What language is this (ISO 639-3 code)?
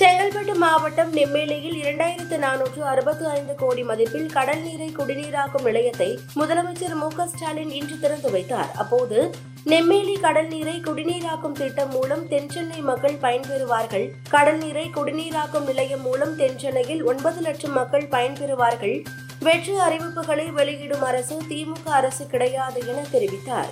tam